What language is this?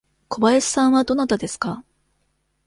Japanese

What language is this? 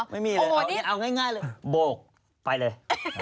Thai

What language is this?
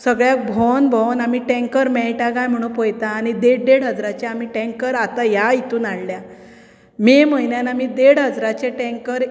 Konkani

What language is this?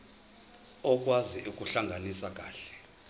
Zulu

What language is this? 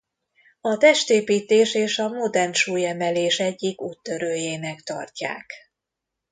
Hungarian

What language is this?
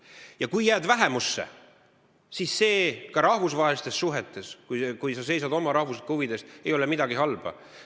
Estonian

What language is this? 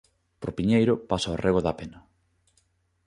Galician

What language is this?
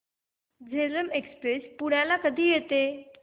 Marathi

